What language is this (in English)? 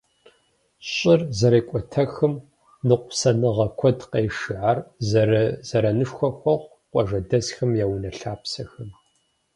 Kabardian